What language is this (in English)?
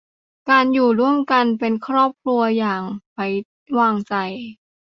Thai